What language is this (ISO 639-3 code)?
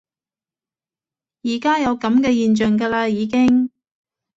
yue